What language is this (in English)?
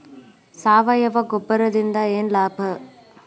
Kannada